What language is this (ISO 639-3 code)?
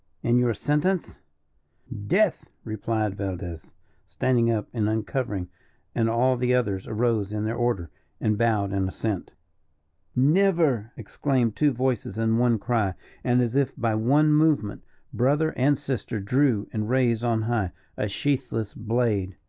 eng